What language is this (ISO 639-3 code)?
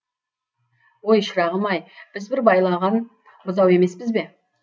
kaz